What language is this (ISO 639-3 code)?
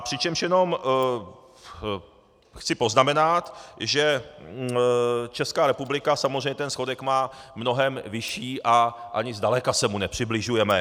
ces